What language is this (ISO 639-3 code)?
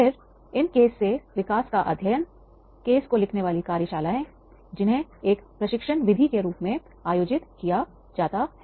hin